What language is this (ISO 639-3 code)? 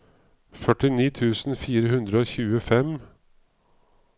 nor